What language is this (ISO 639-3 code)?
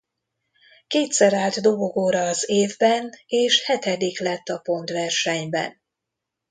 hun